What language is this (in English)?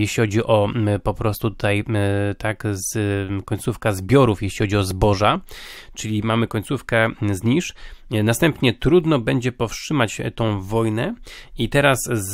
Polish